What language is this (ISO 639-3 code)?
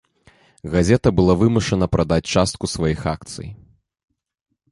bel